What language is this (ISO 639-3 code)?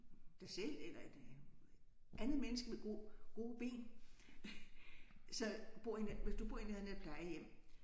dan